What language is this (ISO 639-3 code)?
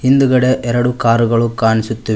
kan